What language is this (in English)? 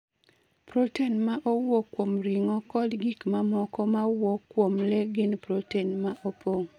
Luo (Kenya and Tanzania)